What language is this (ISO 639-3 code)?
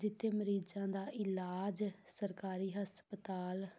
pan